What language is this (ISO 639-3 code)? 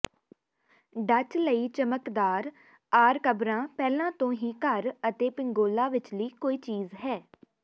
pan